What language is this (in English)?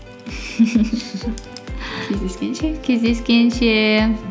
Kazakh